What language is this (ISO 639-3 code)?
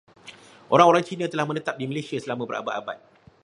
msa